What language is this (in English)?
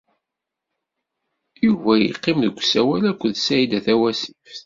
Kabyle